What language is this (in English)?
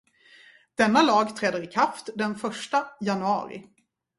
Swedish